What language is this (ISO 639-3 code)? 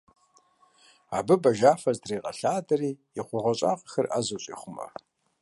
kbd